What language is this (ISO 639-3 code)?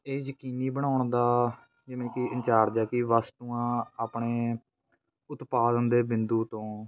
pan